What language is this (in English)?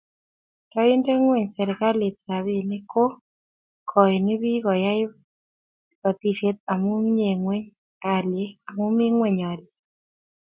Kalenjin